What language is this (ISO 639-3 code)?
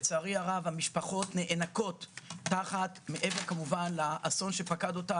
heb